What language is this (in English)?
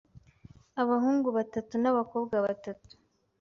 Kinyarwanda